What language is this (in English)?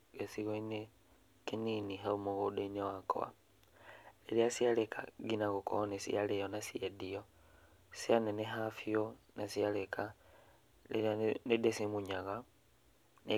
Kikuyu